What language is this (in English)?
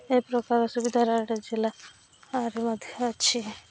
Odia